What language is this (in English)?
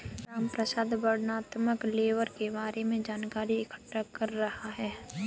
Hindi